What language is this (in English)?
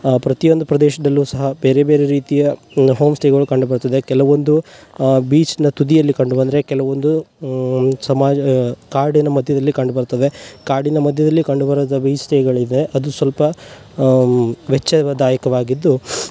Kannada